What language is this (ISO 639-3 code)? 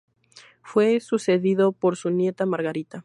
spa